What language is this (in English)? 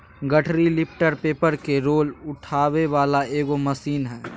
Magahi